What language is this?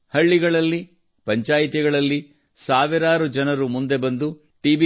Kannada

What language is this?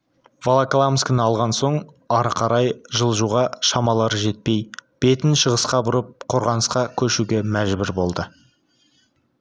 Kazakh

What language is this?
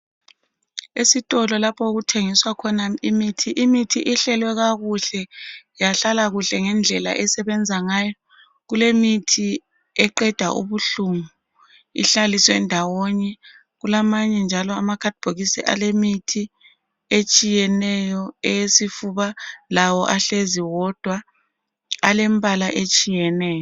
North Ndebele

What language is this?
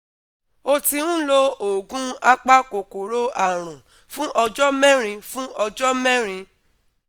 Yoruba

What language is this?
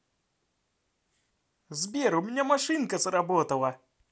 Russian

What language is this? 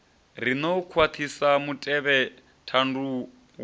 Venda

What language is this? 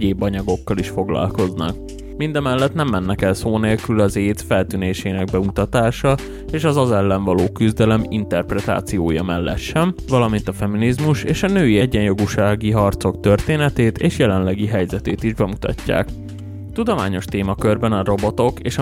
Hungarian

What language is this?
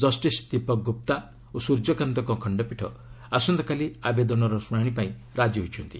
Odia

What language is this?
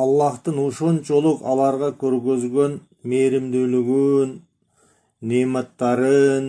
Turkish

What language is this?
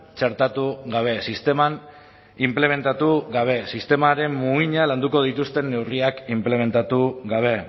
Basque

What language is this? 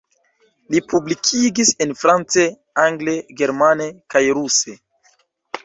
Esperanto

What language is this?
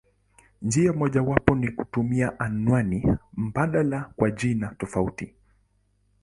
Swahili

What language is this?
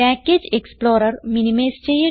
Malayalam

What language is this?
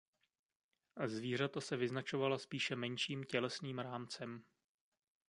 Czech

